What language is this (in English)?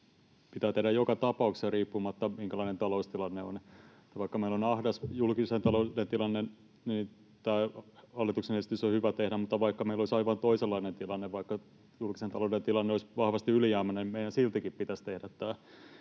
Finnish